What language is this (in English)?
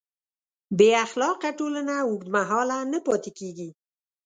Pashto